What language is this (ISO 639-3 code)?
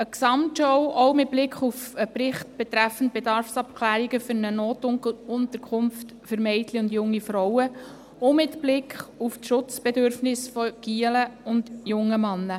gsw